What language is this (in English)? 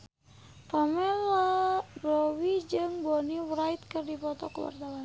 Sundanese